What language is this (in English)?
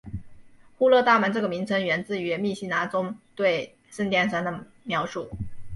Chinese